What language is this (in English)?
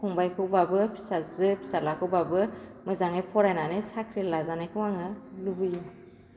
Bodo